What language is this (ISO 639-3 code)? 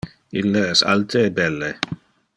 ina